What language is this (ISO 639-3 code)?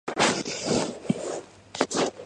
kat